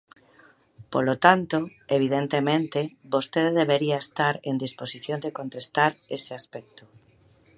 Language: Galician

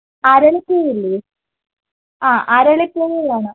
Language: Malayalam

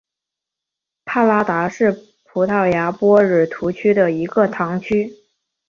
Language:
Chinese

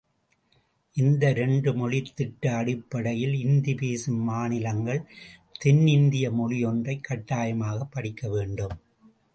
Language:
Tamil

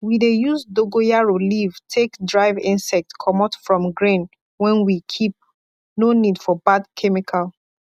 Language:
Nigerian Pidgin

